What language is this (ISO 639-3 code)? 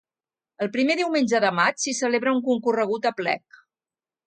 cat